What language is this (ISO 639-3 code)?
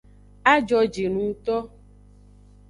ajg